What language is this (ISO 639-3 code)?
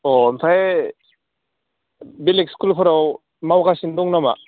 brx